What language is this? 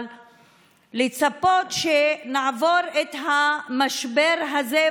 Hebrew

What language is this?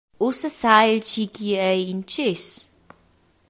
Romansh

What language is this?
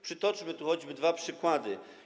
Polish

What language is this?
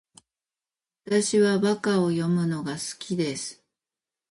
Japanese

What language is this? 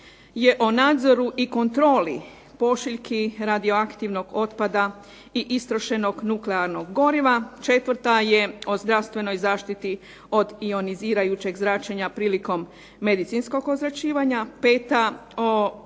Croatian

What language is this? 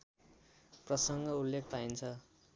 Nepali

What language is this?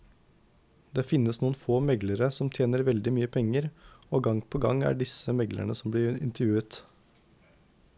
Norwegian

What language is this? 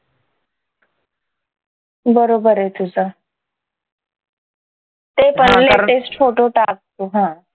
Marathi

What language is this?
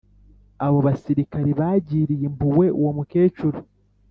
Kinyarwanda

